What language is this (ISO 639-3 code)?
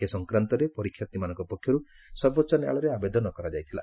ori